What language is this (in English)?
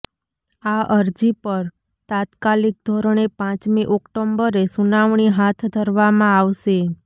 Gujarati